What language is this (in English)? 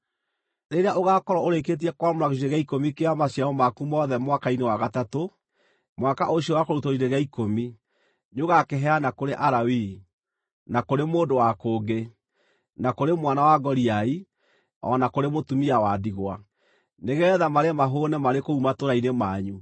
Kikuyu